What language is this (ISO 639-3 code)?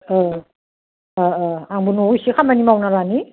brx